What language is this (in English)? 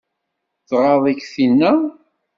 Kabyle